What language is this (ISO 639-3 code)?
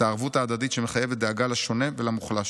heb